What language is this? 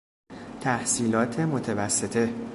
Persian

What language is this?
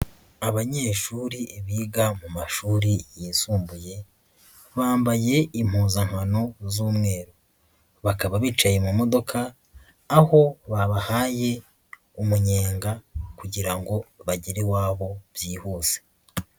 Kinyarwanda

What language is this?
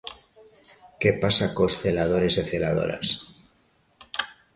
Galician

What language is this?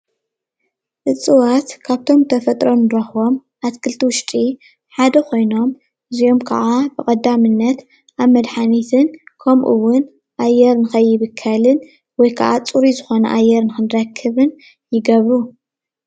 Tigrinya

